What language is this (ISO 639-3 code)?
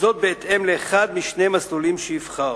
heb